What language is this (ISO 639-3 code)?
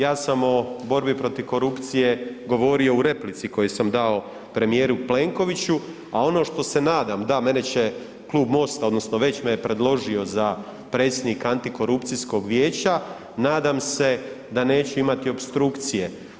hrv